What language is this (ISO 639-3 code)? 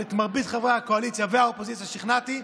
heb